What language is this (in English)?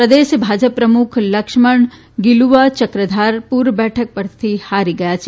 Gujarati